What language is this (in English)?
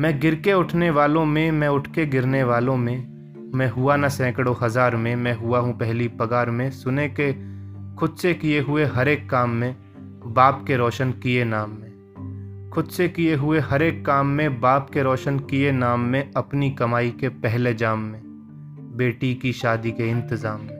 Hindi